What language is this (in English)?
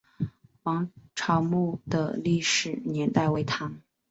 Chinese